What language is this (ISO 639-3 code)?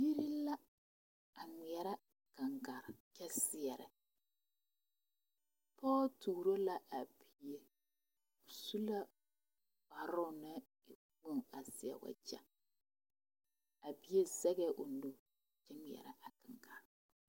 dga